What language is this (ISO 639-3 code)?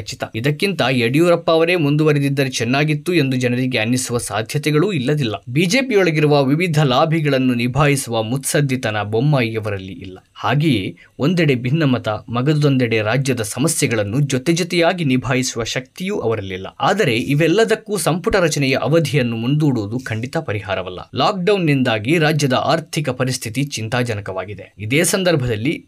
kan